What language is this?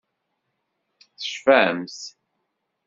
Kabyle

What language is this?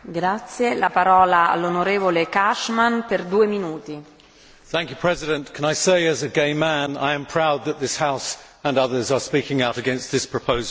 English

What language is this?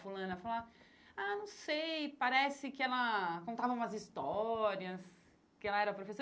Portuguese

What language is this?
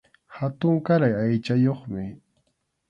Arequipa-La Unión Quechua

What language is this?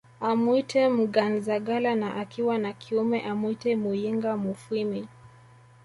Swahili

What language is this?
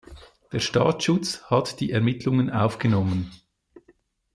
German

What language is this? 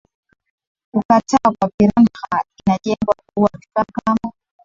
Swahili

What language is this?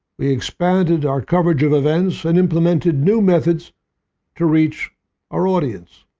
English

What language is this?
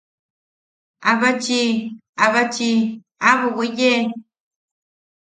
Yaqui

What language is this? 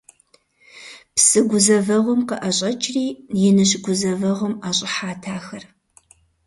Kabardian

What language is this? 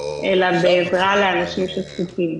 Hebrew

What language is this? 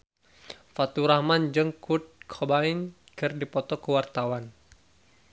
Sundanese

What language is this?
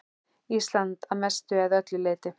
Icelandic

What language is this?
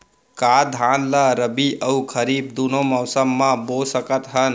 Chhattisgarhi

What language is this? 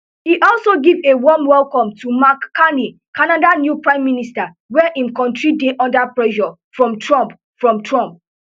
Nigerian Pidgin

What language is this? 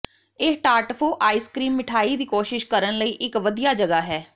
Punjabi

